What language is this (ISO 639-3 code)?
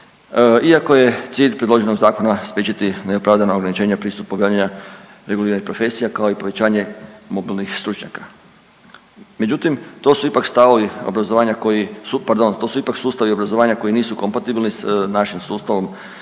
hrv